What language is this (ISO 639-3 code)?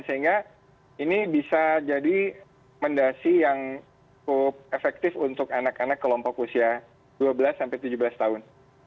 ind